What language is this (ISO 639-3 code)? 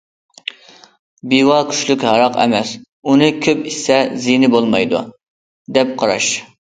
uig